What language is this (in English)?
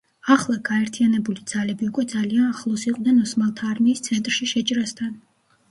Georgian